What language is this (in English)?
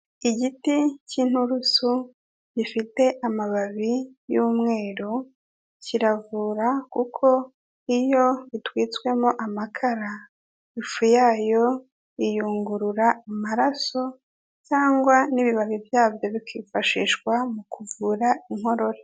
Kinyarwanda